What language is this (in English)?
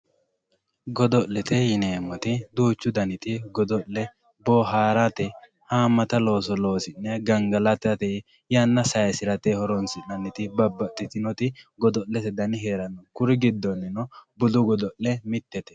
Sidamo